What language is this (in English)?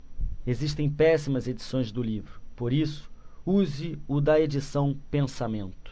Portuguese